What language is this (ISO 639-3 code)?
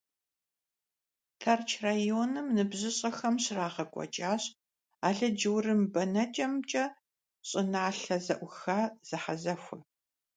kbd